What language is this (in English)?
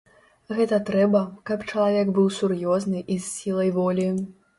Belarusian